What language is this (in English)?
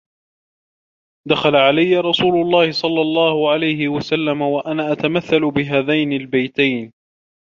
Arabic